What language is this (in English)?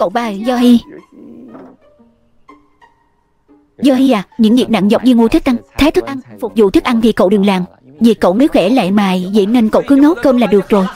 Vietnamese